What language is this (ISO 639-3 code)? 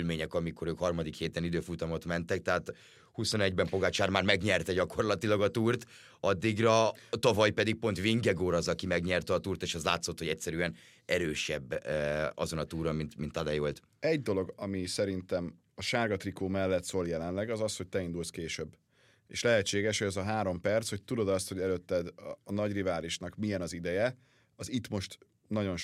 hun